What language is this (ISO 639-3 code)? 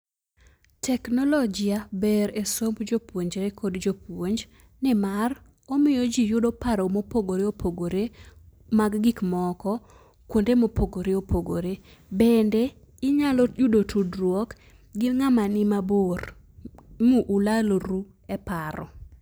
luo